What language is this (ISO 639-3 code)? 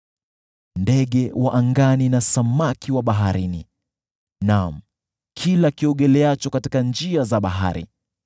swa